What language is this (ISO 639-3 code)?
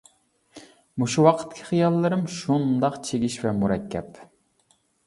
uig